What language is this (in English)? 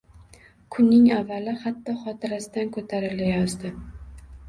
Uzbek